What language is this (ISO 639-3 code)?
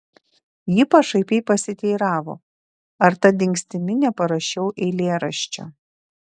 lit